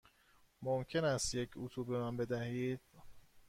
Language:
Persian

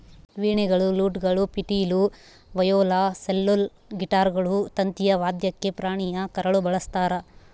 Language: Kannada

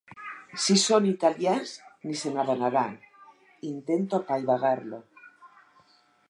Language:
Catalan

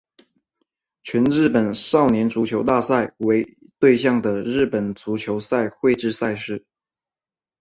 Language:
Chinese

